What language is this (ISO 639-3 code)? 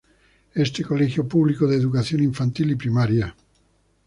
spa